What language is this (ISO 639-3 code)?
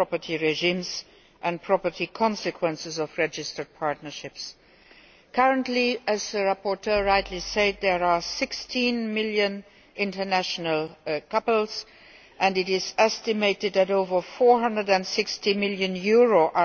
eng